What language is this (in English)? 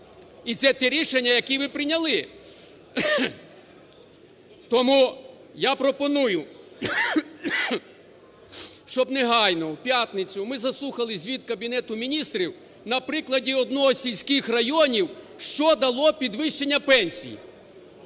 Ukrainian